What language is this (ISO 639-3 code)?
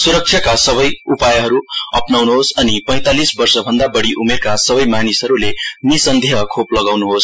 nep